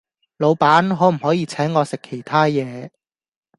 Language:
Cantonese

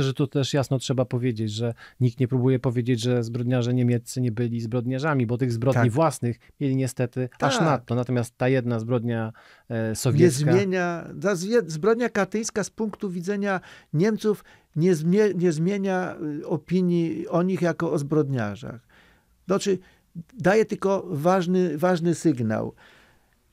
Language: Polish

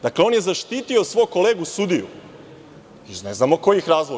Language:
Serbian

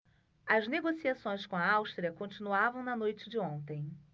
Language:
Portuguese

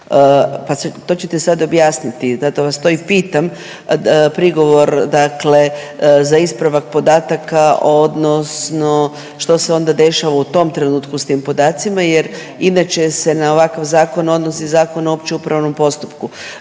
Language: Croatian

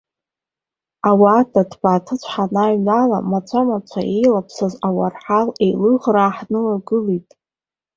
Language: Abkhazian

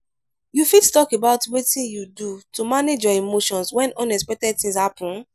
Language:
Nigerian Pidgin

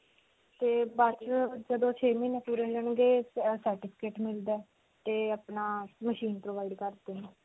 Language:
Punjabi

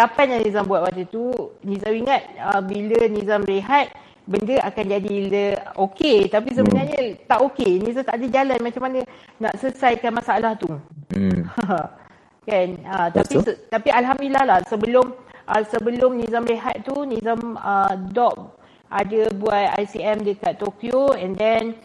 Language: Malay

